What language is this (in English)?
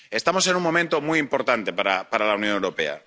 Spanish